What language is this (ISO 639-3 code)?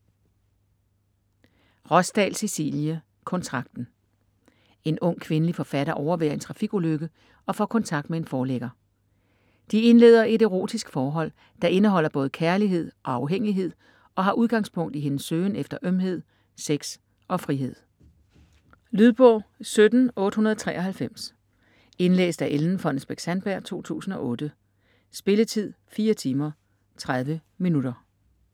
dan